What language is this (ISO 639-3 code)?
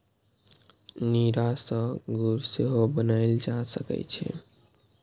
mai